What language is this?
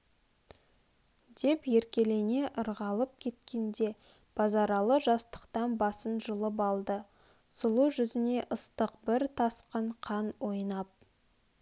Kazakh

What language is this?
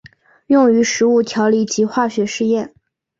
Chinese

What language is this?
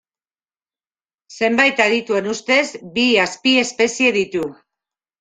Basque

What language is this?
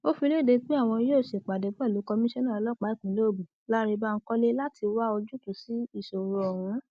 Yoruba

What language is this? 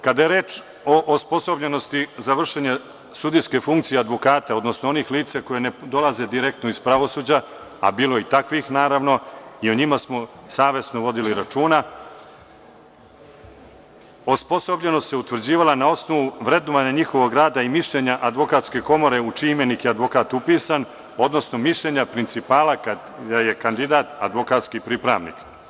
Serbian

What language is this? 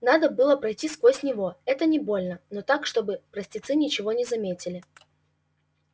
Russian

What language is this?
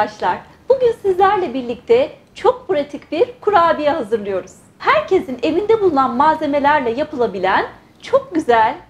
Turkish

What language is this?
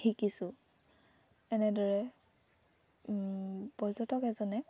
Assamese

